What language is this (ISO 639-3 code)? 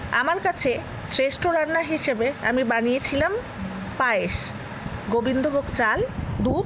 ben